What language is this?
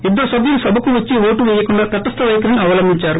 Telugu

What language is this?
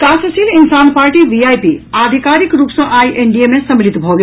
Maithili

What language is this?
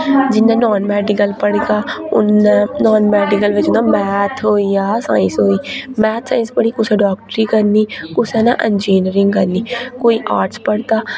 Dogri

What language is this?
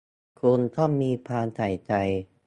Thai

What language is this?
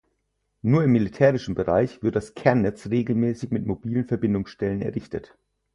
German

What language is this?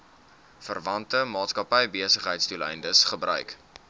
Afrikaans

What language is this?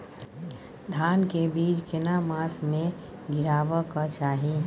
Maithili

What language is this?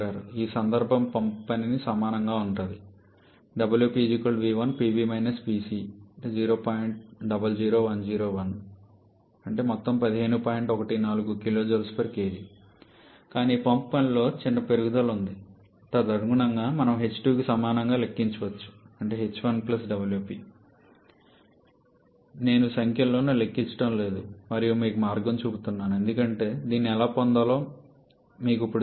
Telugu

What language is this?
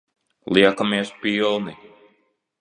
Latvian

